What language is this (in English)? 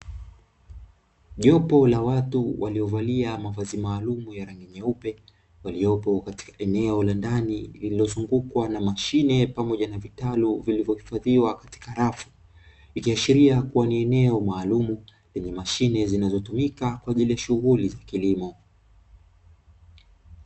Swahili